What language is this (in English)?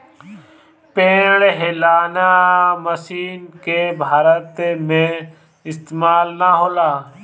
Bhojpuri